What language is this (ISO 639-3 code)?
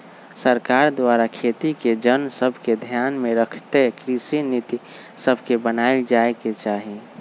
mag